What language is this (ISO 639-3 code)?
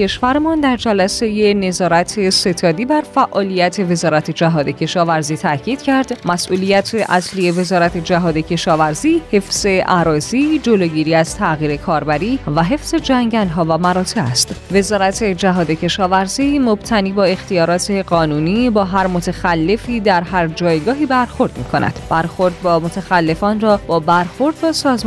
fas